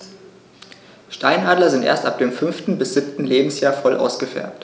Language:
German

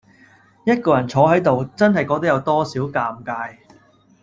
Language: Cantonese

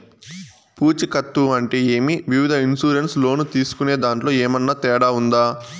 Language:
Telugu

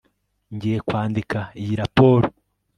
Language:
Kinyarwanda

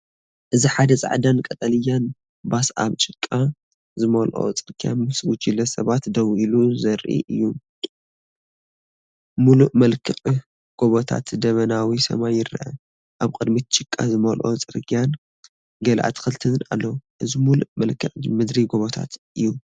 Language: Tigrinya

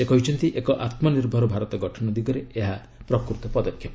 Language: Odia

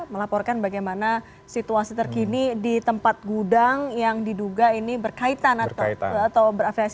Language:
Indonesian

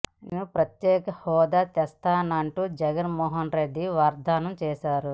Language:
Telugu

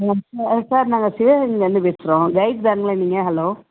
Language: Tamil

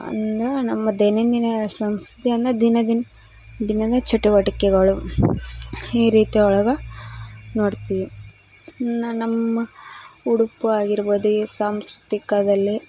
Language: Kannada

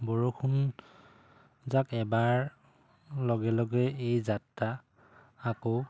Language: Assamese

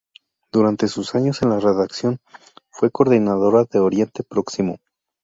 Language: Spanish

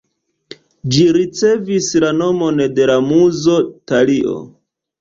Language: Esperanto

